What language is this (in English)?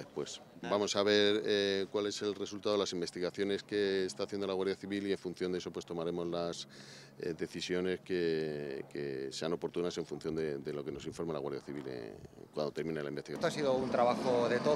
Spanish